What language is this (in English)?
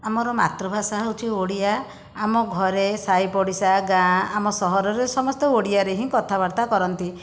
Odia